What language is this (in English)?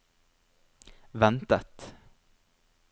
Norwegian